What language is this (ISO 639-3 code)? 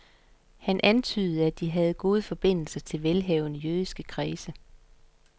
dan